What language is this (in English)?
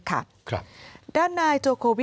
Thai